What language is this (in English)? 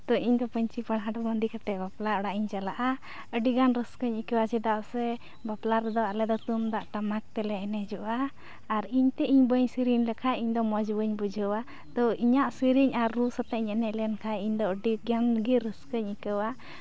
Santali